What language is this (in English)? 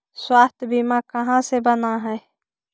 Magahi